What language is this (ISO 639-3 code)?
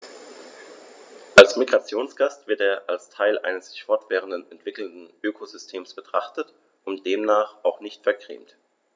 deu